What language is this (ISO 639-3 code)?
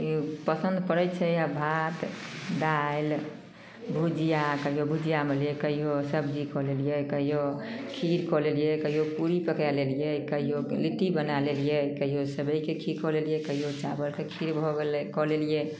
mai